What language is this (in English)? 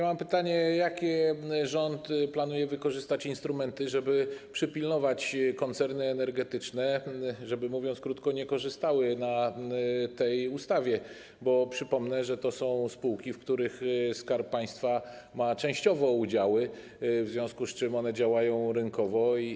Polish